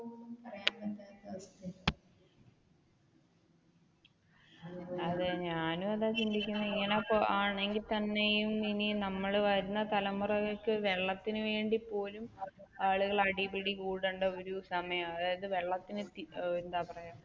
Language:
Malayalam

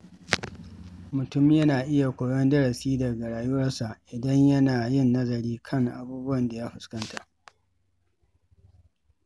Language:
Hausa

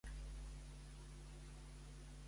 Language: Catalan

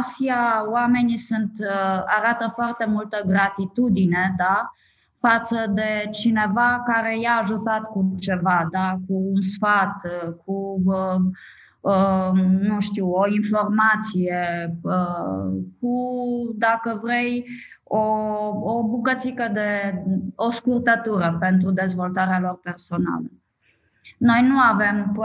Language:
Romanian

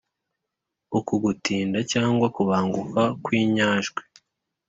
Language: Kinyarwanda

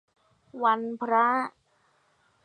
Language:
Thai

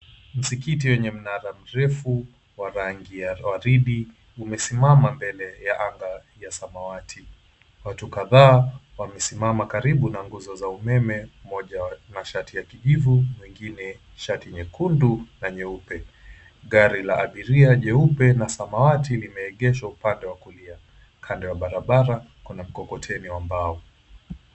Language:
Swahili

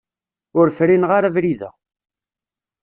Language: Kabyle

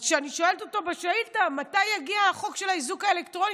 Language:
Hebrew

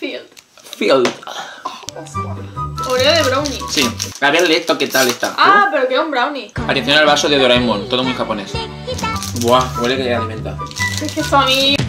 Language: Spanish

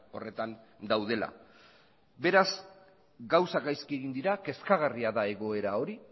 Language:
Basque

